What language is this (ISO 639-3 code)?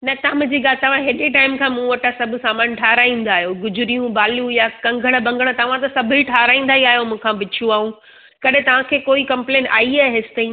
snd